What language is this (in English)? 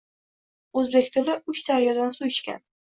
Uzbek